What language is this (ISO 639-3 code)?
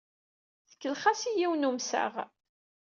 kab